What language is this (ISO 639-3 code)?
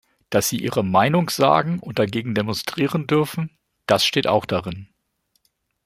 deu